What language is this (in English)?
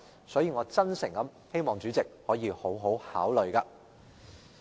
Cantonese